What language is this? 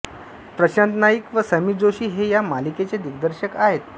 Marathi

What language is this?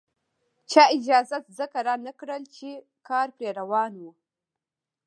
Pashto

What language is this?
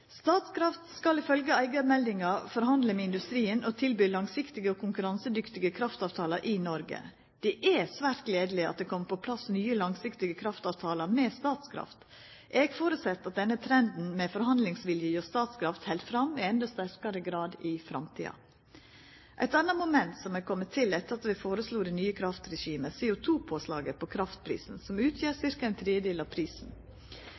Norwegian Nynorsk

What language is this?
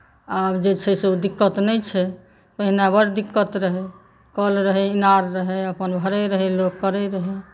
Maithili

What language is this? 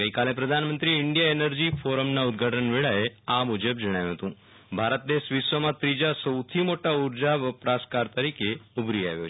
Gujarati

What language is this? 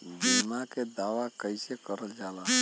Bhojpuri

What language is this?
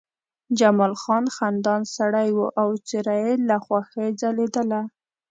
Pashto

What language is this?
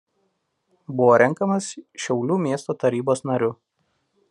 Lithuanian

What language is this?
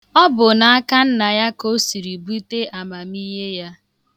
Igbo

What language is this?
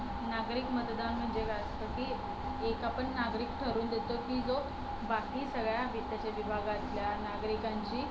Marathi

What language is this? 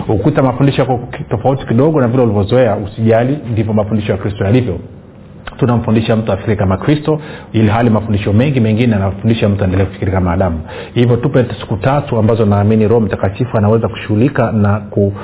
Swahili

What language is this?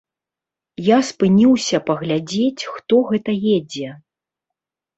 Belarusian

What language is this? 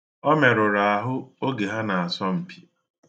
Igbo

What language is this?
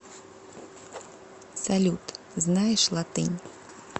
Russian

